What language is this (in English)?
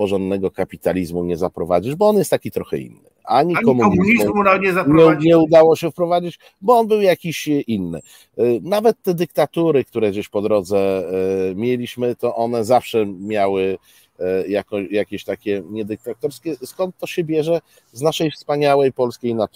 Polish